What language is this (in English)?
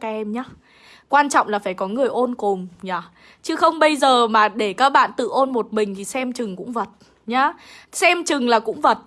Vietnamese